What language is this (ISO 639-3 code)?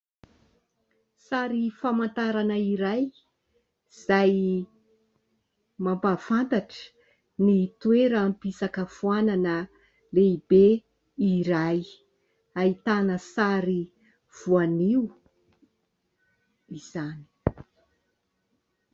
mlg